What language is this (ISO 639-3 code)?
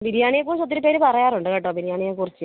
mal